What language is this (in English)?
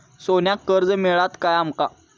Marathi